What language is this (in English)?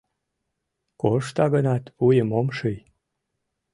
Mari